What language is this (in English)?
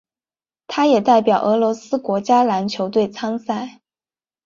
Chinese